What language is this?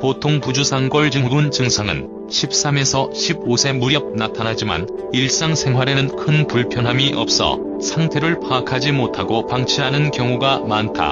Korean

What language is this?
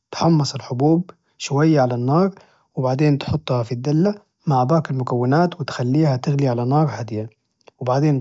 Najdi Arabic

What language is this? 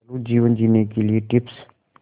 Hindi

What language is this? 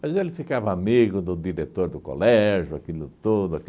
Portuguese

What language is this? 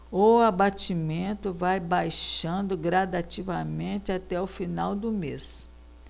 Portuguese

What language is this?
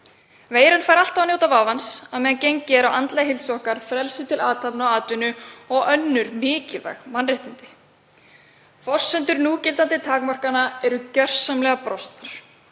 Icelandic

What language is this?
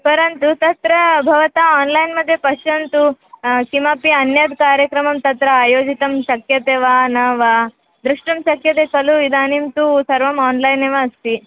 Sanskrit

